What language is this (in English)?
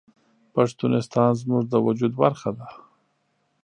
Pashto